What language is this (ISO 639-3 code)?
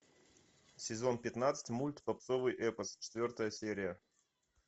rus